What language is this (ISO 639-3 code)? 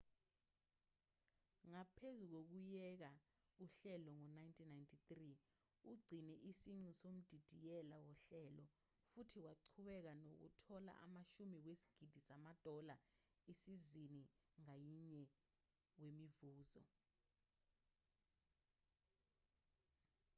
zul